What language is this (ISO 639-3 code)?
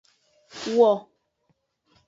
ajg